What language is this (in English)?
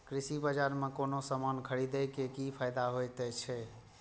Maithili